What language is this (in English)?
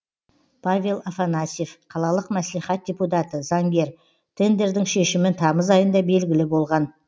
Kazakh